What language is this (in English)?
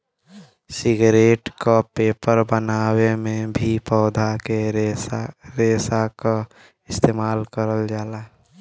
Bhojpuri